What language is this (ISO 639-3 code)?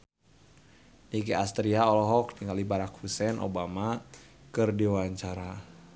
sun